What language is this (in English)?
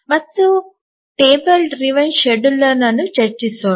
Kannada